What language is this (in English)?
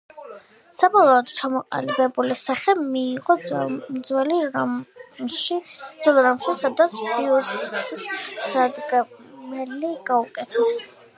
Georgian